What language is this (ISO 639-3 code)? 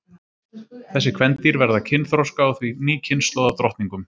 isl